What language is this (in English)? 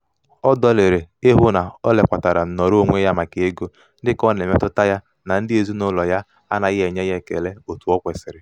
Igbo